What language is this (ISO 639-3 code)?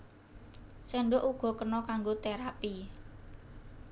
jav